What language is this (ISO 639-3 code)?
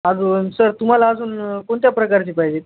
mar